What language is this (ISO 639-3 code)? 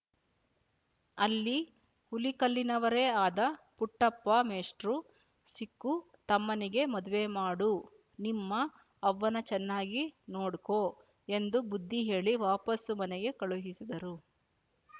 kan